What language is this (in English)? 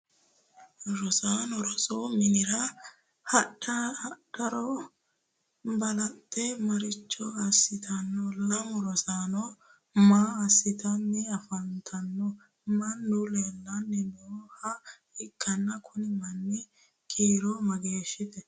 Sidamo